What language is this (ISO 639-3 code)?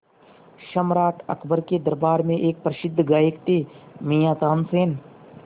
hin